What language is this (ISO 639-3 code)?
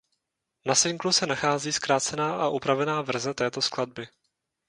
ces